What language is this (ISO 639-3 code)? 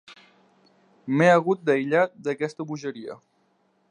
cat